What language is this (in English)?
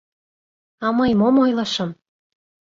Mari